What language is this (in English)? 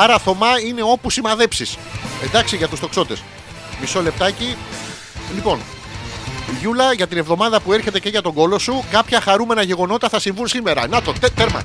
Greek